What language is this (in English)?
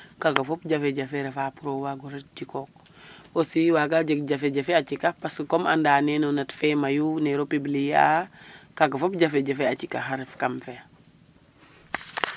Serer